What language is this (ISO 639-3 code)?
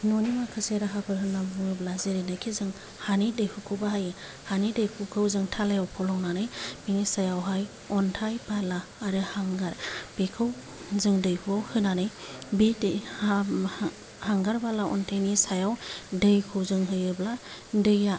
brx